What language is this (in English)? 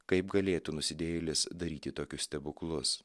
Lithuanian